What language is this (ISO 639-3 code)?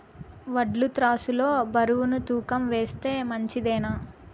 tel